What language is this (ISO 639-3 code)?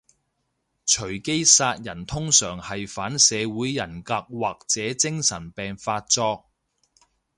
yue